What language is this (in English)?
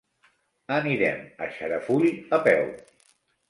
Catalan